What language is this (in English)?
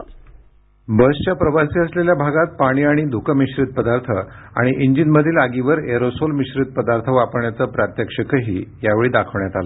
Marathi